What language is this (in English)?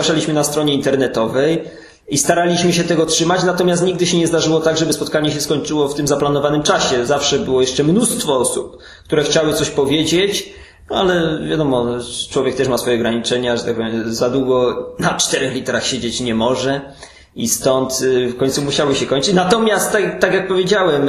Polish